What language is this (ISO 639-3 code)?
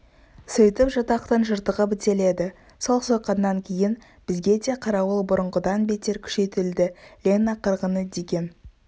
kaz